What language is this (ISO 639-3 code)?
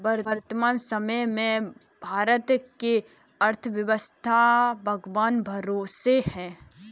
hin